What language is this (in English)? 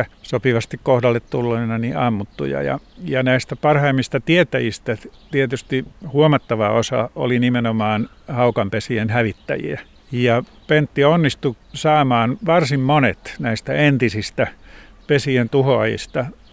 Finnish